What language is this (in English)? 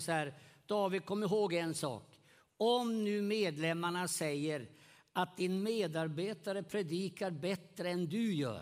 Swedish